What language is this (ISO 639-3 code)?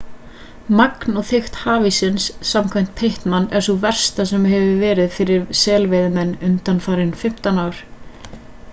isl